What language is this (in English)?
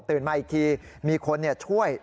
Thai